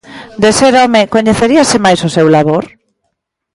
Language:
Galician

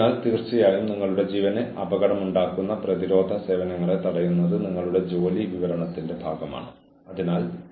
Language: Malayalam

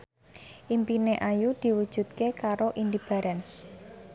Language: Javanese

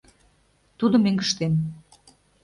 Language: Mari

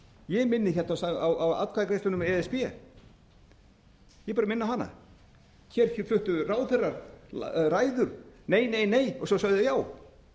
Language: Icelandic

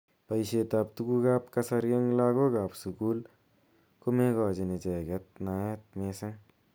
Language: Kalenjin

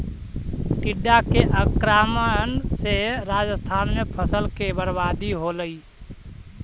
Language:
Magahi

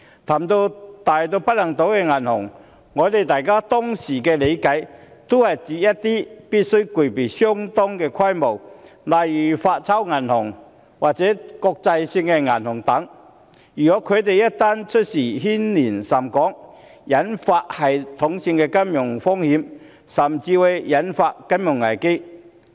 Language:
Cantonese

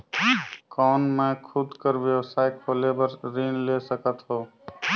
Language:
Chhattisgarhi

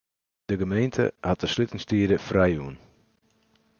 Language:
Western Frisian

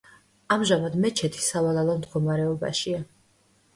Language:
Georgian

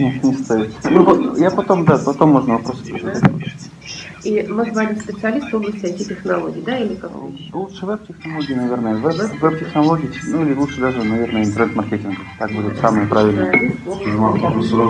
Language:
Russian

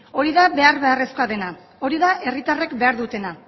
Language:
Basque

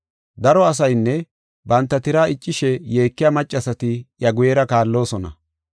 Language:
Gofa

